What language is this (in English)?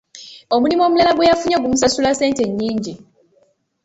Ganda